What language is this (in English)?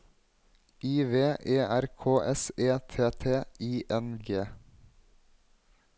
Norwegian